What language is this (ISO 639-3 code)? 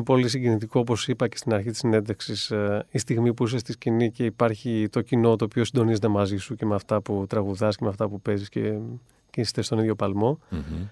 ell